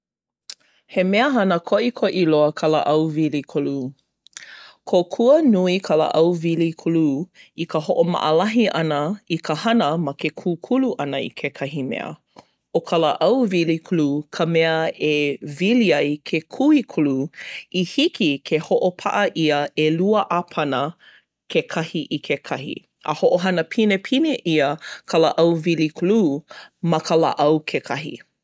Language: Hawaiian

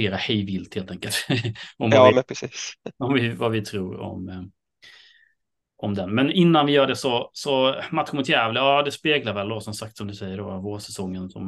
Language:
Swedish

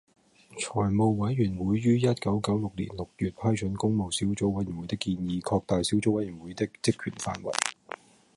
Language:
Cantonese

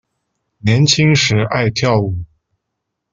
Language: Chinese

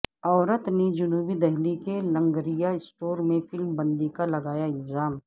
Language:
Urdu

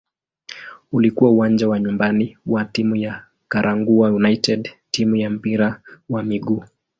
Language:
Swahili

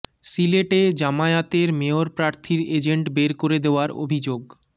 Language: Bangla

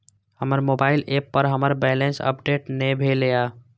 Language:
Maithili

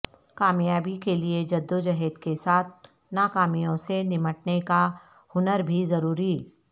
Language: Urdu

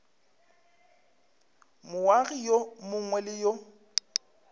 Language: Northern Sotho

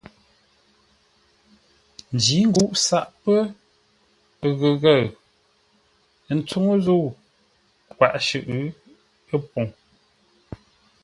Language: Ngombale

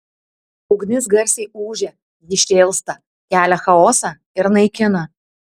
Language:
Lithuanian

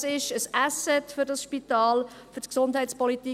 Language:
Swiss German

